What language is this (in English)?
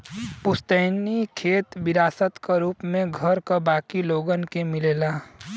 Bhojpuri